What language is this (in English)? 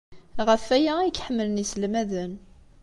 Kabyle